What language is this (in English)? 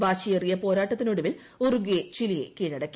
Malayalam